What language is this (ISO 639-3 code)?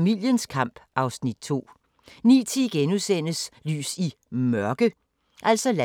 dan